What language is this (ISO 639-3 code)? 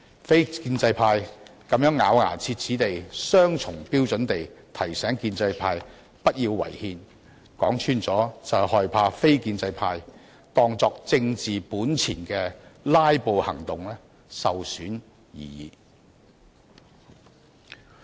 yue